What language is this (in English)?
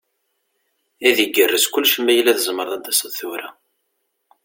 Kabyle